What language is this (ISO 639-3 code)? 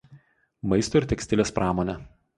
lit